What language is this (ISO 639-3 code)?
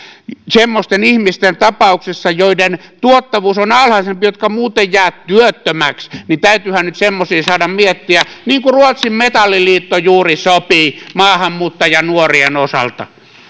fin